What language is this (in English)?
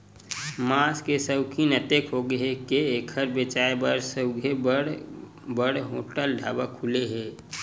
Chhattisgarhi